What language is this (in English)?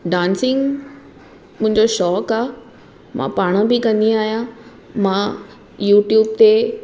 Sindhi